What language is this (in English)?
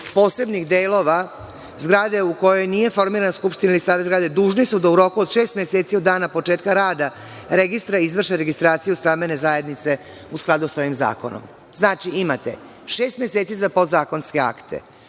Serbian